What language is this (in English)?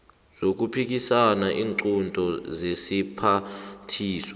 South Ndebele